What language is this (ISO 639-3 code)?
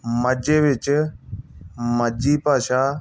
pan